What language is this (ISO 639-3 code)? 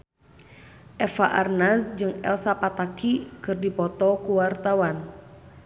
sun